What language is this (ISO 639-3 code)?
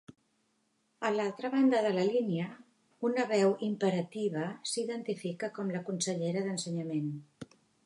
cat